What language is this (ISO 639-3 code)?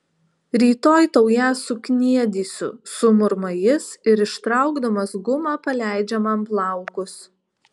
lit